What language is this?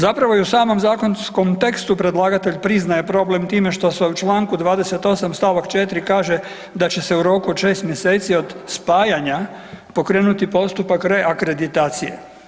Croatian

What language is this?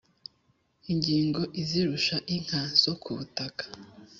Kinyarwanda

